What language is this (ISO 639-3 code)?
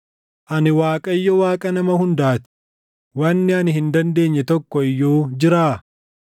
orm